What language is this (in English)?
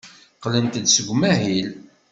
Kabyle